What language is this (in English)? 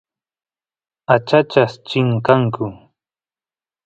Santiago del Estero Quichua